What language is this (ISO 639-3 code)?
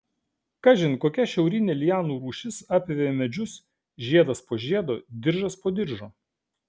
lit